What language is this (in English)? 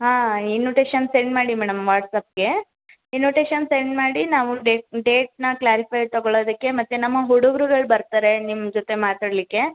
Kannada